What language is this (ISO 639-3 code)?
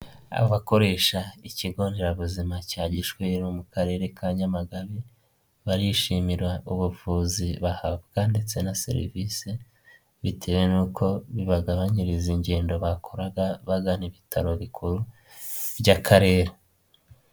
kin